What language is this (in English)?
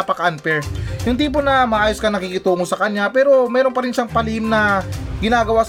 Filipino